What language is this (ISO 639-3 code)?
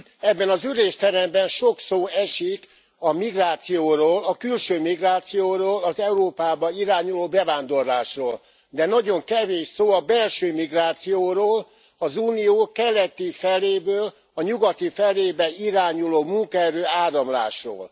hun